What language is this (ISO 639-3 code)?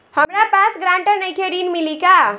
bho